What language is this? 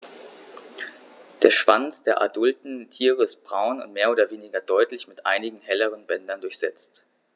German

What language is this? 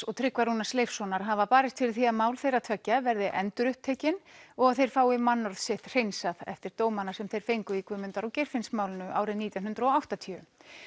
Icelandic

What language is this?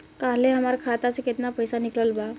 Bhojpuri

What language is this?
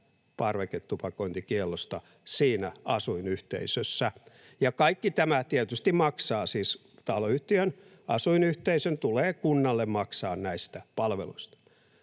Finnish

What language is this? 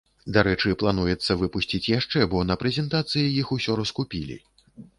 Belarusian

